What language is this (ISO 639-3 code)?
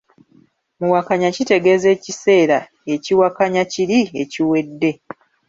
lug